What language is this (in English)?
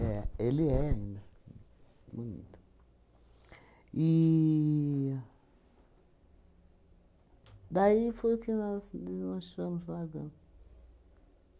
Portuguese